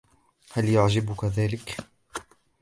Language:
Arabic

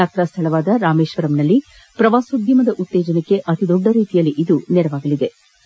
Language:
Kannada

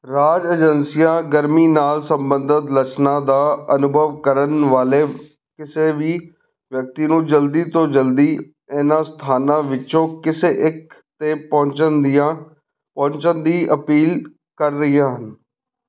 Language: Punjabi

